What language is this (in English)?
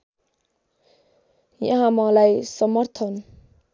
Nepali